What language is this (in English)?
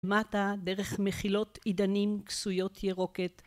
Hebrew